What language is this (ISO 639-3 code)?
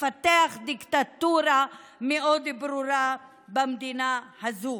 heb